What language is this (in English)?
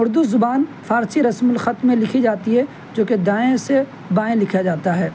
Urdu